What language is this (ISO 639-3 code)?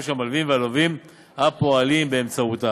heb